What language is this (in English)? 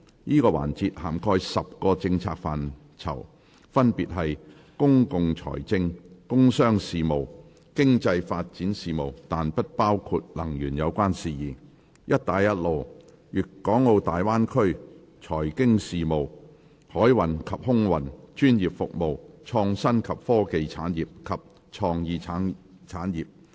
Cantonese